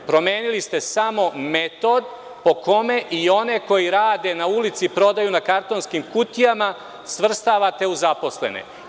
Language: Serbian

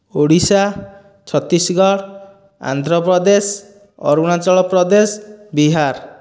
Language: Odia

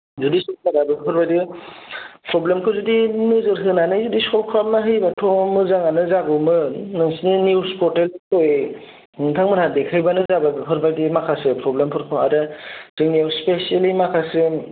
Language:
Bodo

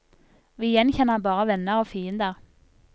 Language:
Norwegian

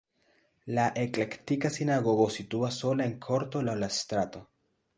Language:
Esperanto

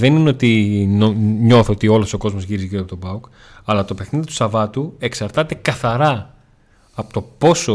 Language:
Greek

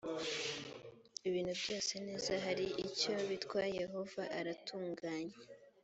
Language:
Kinyarwanda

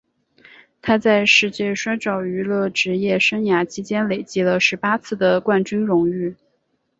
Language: Chinese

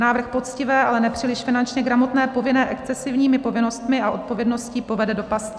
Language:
Czech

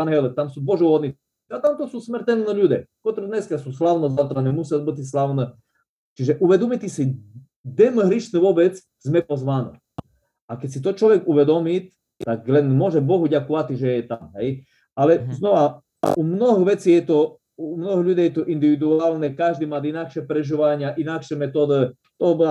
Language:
Slovak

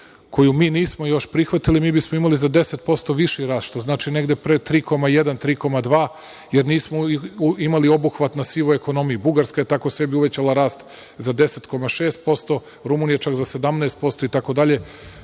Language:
Serbian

